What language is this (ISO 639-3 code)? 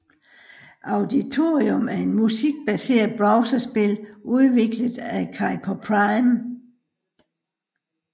dan